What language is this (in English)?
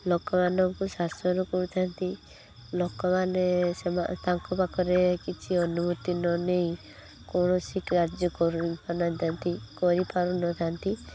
Odia